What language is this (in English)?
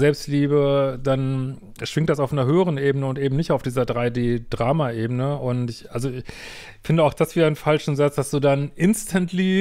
German